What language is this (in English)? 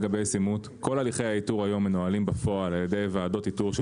Hebrew